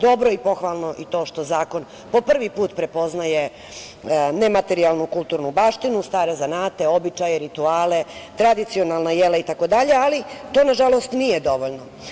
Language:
Serbian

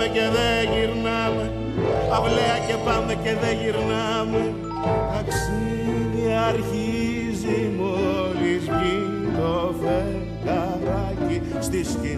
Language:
Greek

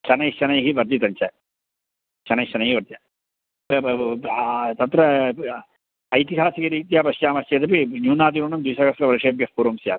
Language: Sanskrit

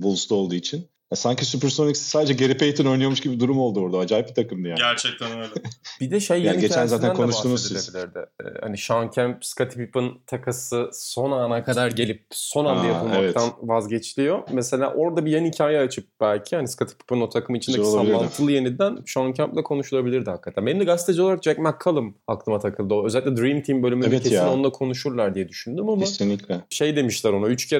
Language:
Turkish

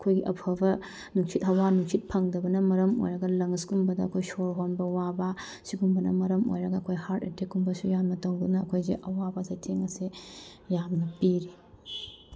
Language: Manipuri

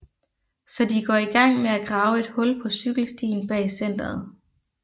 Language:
Danish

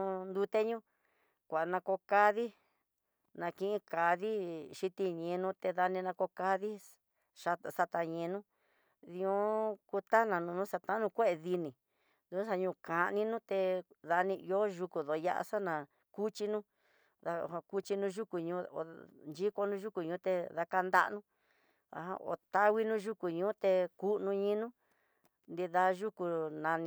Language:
Tidaá Mixtec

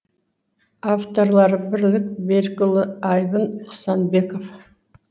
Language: Kazakh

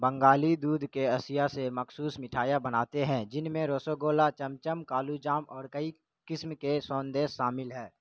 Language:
Urdu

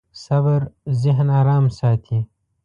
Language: Pashto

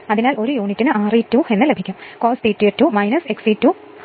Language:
Malayalam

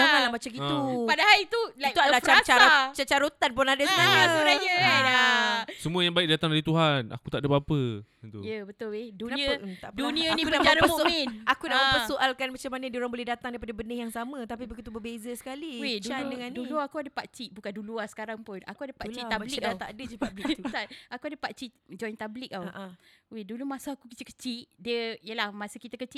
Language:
Malay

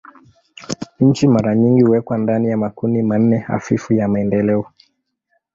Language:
Swahili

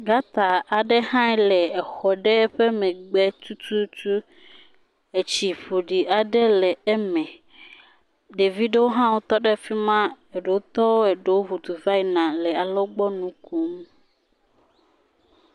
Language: Ewe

